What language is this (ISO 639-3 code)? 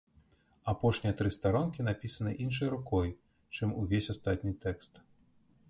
bel